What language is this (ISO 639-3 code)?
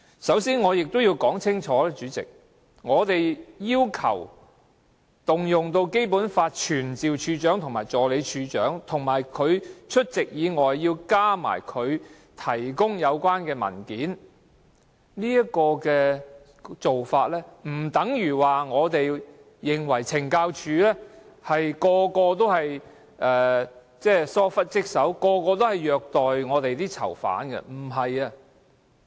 yue